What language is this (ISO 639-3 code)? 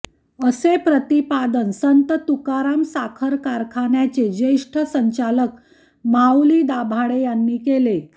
mar